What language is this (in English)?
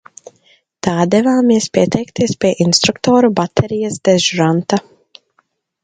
Latvian